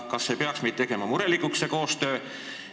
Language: Estonian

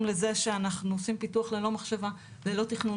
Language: Hebrew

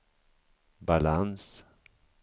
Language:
Swedish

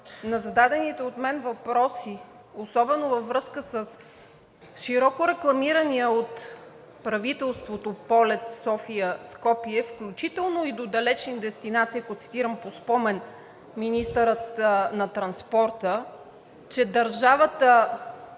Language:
Bulgarian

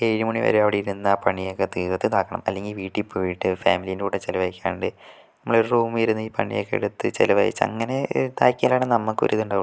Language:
Malayalam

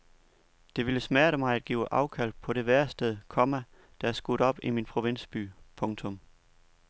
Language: Danish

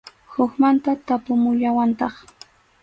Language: Arequipa-La Unión Quechua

